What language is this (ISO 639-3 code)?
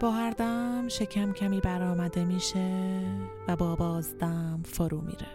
fas